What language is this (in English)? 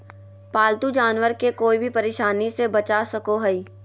Magahi